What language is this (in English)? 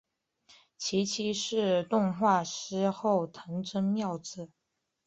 Chinese